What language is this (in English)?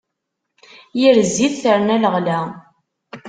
Kabyle